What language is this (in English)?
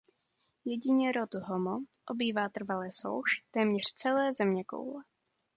Czech